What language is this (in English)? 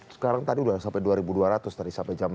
Indonesian